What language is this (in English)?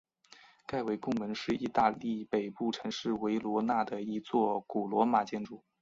Chinese